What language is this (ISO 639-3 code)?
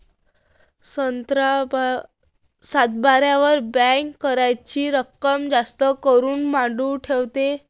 mar